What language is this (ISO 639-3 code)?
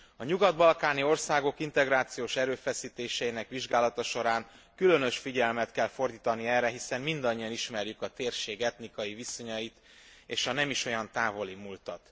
hun